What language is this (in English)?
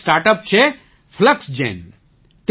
Gujarati